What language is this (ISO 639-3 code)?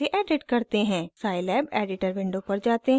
hin